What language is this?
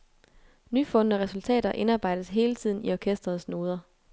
Danish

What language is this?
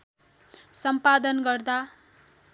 Nepali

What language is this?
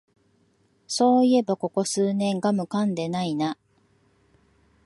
Japanese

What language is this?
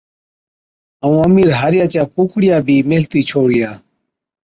Od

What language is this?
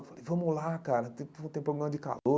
Portuguese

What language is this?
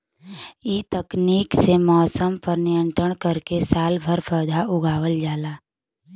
Bhojpuri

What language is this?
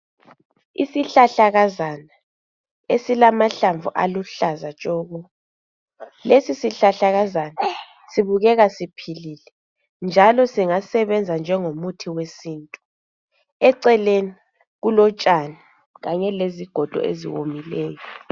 North Ndebele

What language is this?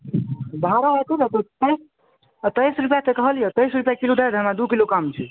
Maithili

